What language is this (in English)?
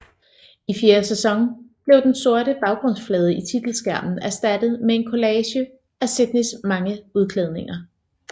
Danish